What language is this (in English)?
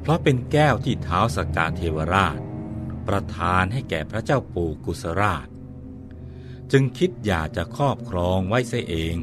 Thai